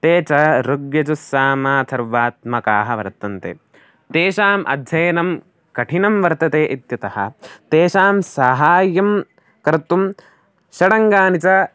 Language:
Sanskrit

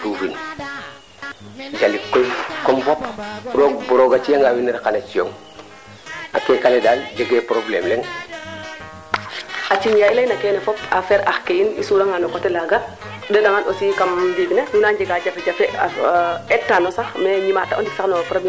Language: Serer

